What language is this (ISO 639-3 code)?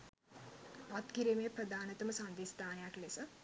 sin